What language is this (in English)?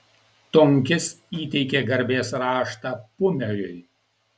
Lithuanian